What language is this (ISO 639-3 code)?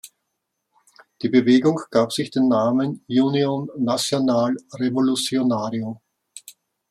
deu